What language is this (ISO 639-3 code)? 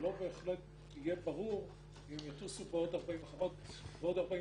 heb